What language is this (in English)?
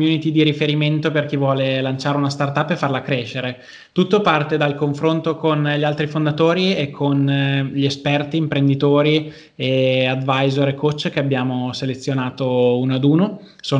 Italian